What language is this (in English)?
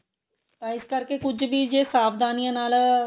Punjabi